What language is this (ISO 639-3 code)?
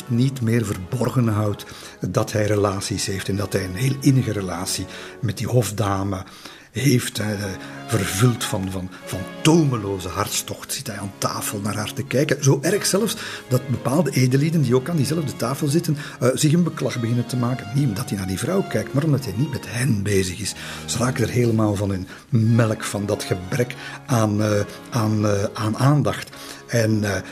nld